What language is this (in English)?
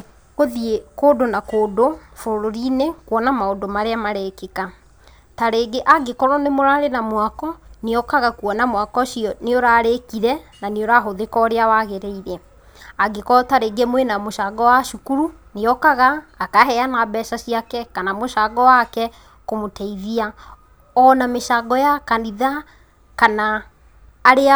Kikuyu